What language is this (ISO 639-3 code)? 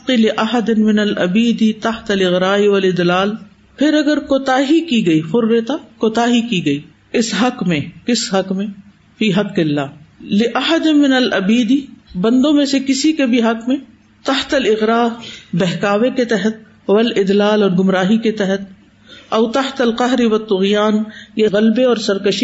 urd